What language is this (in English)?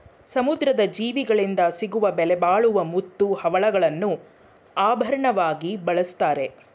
Kannada